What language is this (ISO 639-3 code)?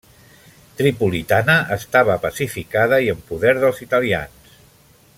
cat